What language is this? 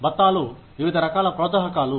Telugu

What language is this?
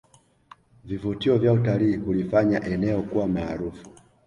Swahili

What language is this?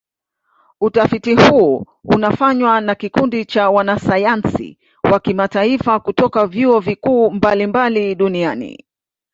Swahili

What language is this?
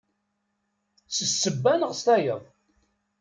Kabyle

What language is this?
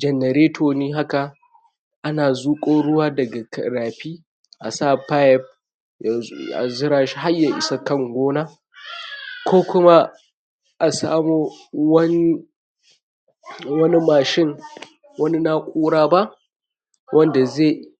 Hausa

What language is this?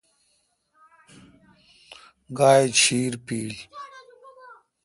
Kalkoti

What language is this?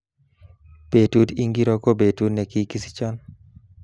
Kalenjin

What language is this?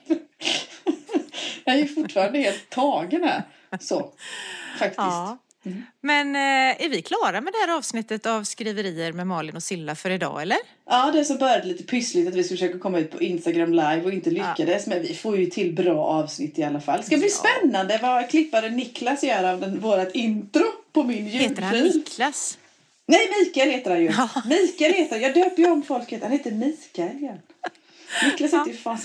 Swedish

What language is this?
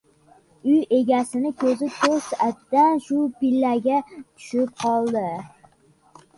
Uzbek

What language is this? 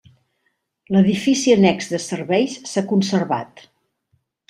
Catalan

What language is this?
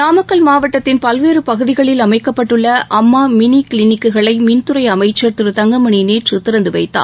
Tamil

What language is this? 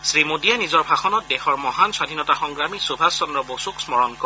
Assamese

